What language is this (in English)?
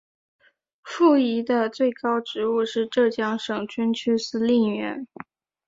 Chinese